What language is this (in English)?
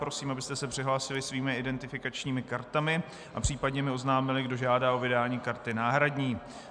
Czech